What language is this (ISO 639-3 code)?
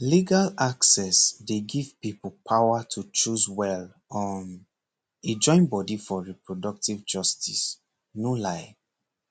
pcm